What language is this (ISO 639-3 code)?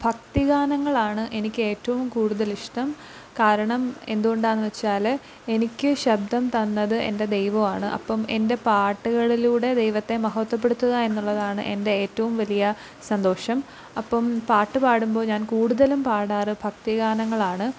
mal